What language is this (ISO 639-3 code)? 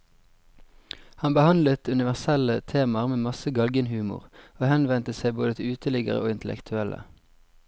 nor